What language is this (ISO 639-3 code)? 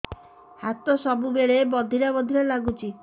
ori